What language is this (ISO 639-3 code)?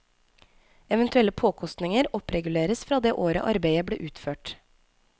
nor